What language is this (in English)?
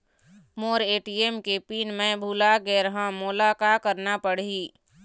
Chhattisgarhi